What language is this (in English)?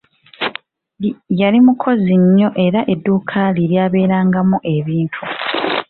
Ganda